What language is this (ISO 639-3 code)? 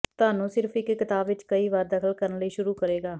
pan